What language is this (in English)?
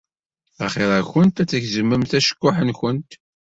Kabyle